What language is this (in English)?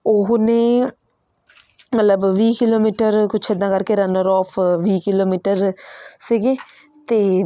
Punjabi